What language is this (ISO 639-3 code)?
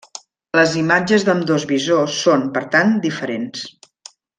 cat